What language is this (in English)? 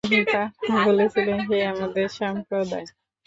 Bangla